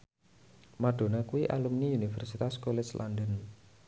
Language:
Javanese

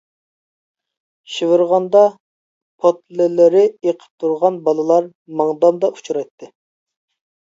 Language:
Uyghur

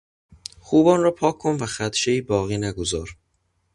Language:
Persian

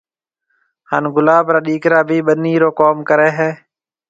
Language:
Marwari (Pakistan)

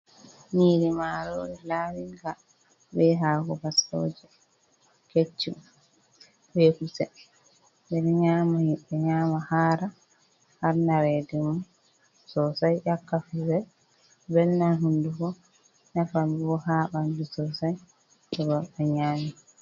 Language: Fula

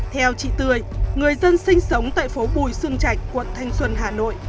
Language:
Vietnamese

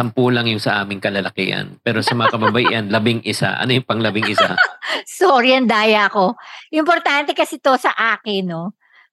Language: Filipino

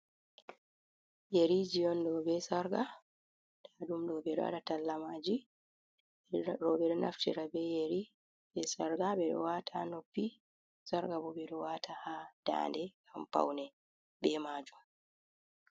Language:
Fula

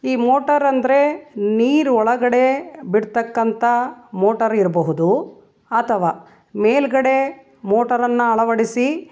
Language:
Kannada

